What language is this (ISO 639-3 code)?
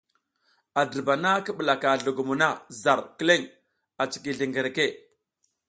giz